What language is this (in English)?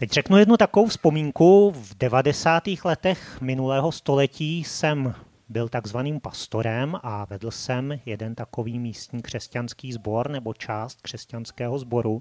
Czech